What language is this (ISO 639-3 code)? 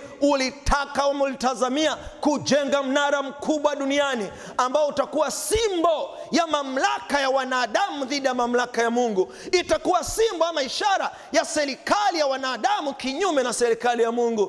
swa